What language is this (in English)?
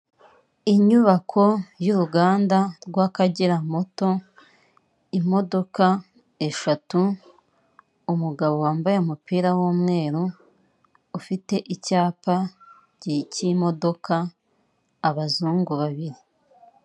Kinyarwanda